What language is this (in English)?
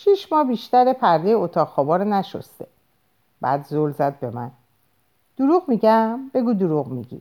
Persian